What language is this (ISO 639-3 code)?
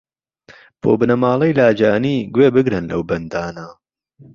ckb